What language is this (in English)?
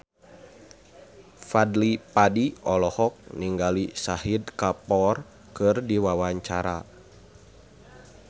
Sundanese